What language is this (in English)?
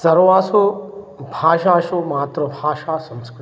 Sanskrit